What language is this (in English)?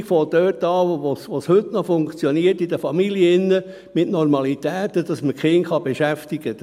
Swiss German